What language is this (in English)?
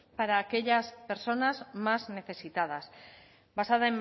Spanish